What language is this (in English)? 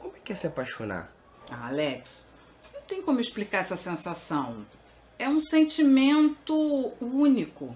Portuguese